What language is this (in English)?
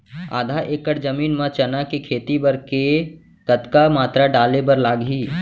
Chhattisgarhi